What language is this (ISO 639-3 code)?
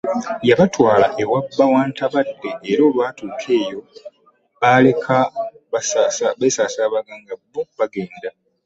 lug